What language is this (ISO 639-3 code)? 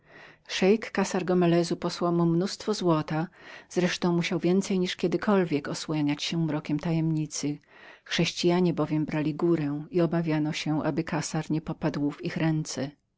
pol